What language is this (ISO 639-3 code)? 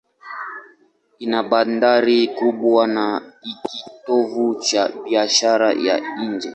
swa